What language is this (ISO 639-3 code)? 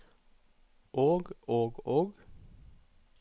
nor